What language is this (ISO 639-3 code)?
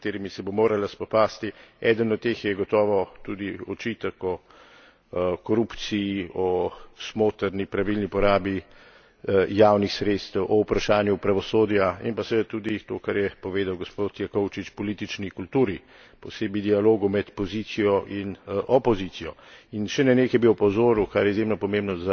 slv